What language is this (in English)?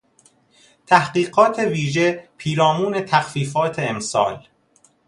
Persian